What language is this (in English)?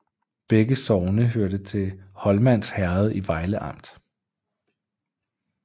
Danish